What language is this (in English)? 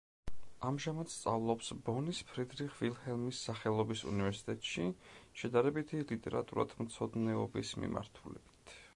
Georgian